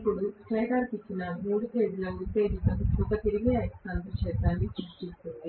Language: Telugu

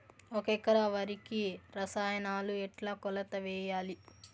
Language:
Telugu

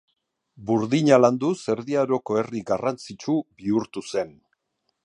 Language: Basque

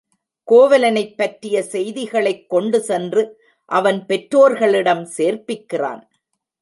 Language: Tamil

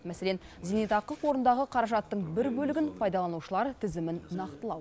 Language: Kazakh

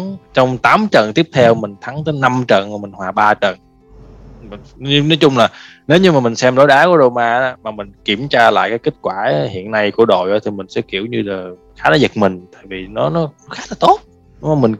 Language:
Vietnamese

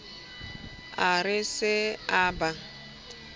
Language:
Southern Sotho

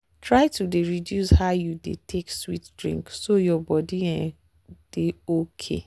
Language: Nigerian Pidgin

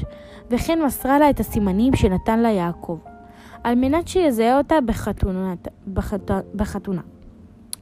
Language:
Hebrew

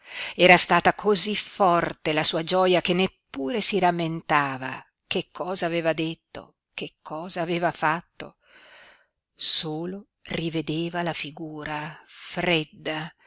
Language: Italian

